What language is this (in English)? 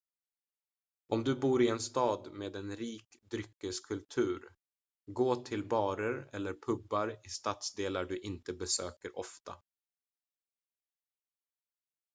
Swedish